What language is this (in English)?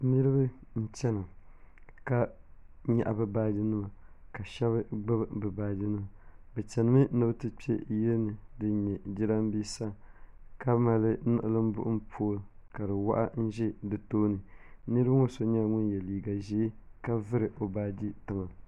Dagbani